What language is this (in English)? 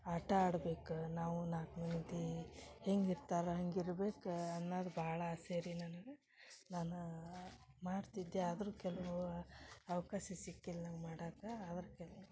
Kannada